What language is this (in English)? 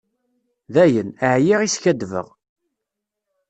Kabyle